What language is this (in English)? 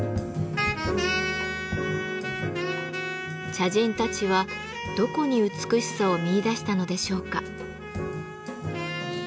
Japanese